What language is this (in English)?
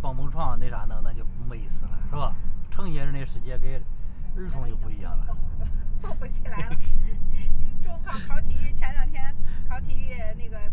Chinese